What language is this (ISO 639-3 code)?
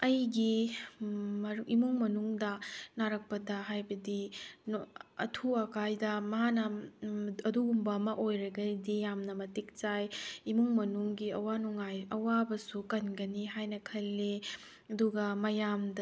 mni